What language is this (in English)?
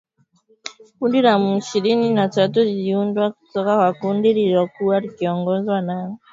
Swahili